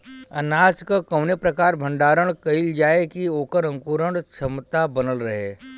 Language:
Bhojpuri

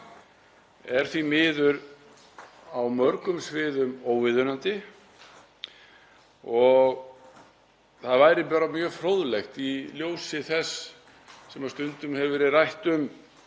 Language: Icelandic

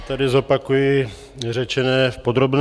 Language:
Czech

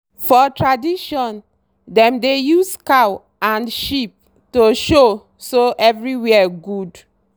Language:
Nigerian Pidgin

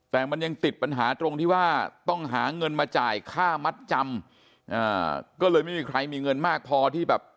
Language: Thai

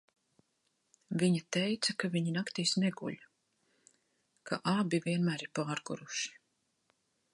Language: Latvian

